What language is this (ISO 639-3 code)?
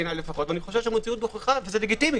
heb